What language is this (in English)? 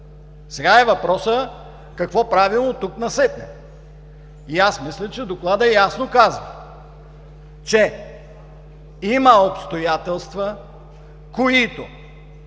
Bulgarian